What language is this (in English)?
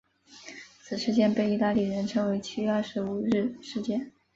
Chinese